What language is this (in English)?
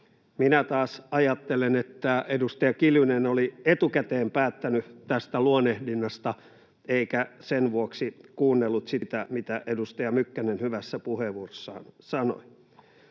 Finnish